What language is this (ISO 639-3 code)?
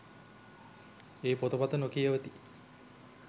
sin